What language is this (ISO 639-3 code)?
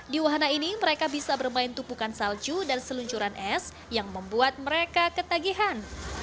ind